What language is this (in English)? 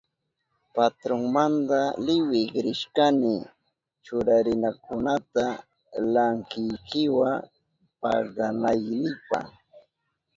Southern Pastaza Quechua